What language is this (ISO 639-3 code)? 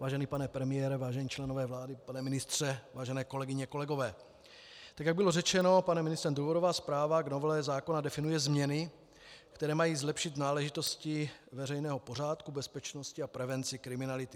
ces